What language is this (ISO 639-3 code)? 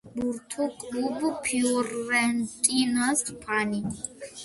kat